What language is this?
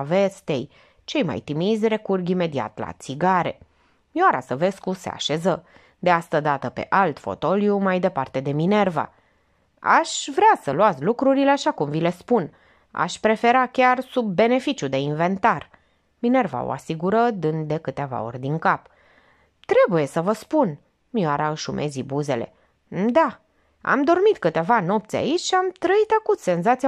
Romanian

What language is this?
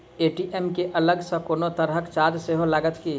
Maithili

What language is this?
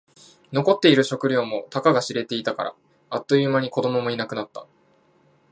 Japanese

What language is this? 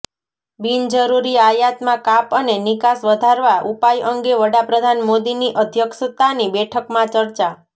Gujarati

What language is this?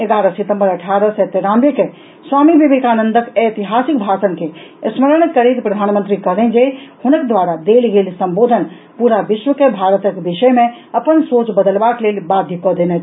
Maithili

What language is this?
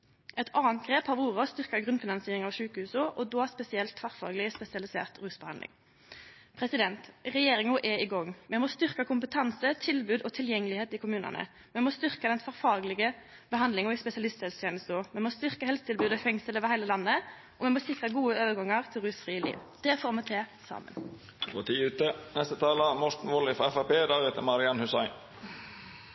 Norwegian Nynorsk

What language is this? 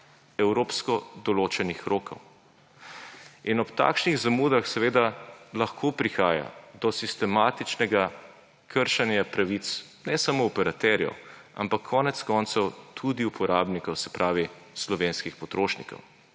Slovenian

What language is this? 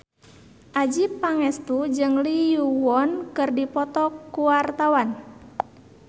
Sundanese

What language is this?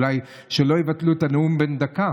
Hebrew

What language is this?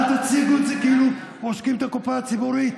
Hebrew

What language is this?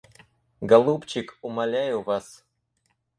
Russian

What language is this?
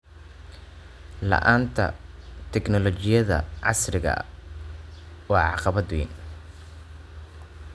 Somali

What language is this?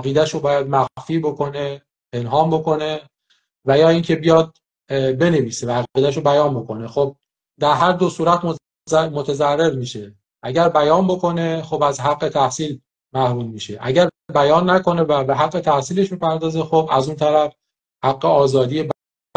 Persian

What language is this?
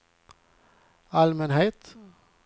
Swedish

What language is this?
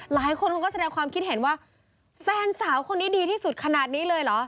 Thai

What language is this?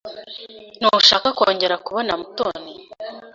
Kinyarwanda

